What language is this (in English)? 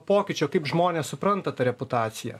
Lithuanian